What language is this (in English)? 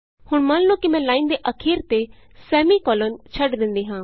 Punjabi